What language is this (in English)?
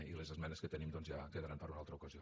Catalan